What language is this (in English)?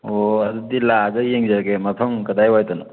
Manipuri